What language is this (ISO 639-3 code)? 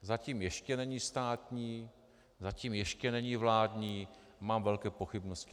ces